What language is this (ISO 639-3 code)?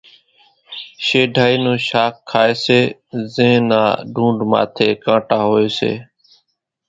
gjk